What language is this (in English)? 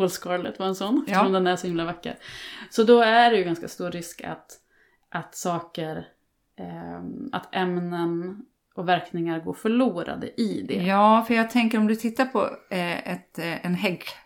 Swedish